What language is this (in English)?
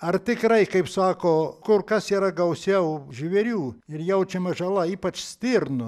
Lithuanian